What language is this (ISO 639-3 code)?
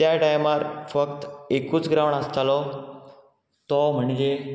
kok